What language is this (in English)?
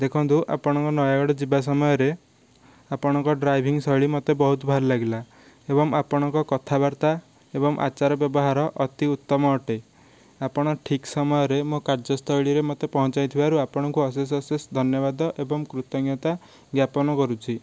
Odia